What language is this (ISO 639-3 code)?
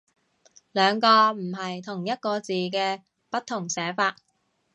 yue